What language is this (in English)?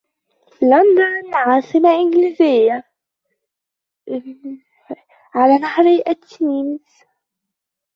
Arabic